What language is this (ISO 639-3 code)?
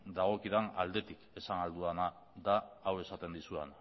eus